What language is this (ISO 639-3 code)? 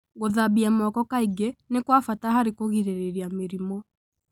kik